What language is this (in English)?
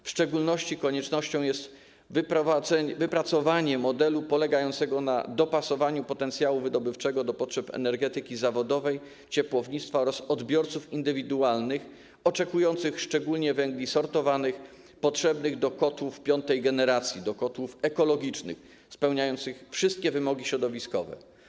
Polish